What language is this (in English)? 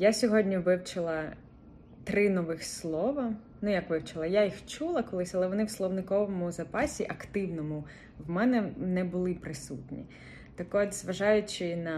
Ukrainian